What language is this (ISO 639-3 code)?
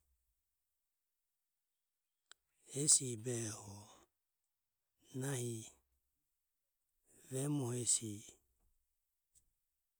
aom